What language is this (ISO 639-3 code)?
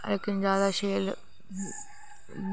doi